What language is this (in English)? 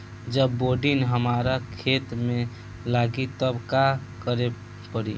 Bhojpuri